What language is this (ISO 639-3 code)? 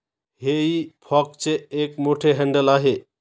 mar